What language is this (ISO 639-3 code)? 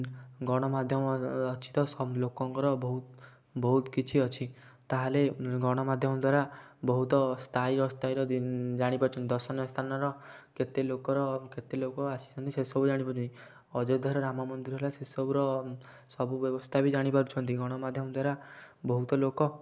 ori